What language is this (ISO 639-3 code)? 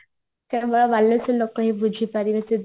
ori